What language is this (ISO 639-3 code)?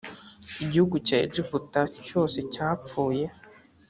kin